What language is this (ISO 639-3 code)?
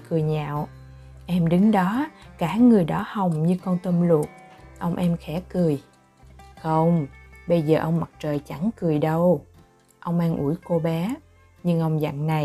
vie